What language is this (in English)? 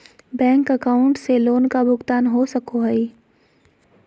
Magahi